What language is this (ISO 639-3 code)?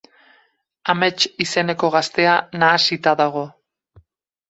eus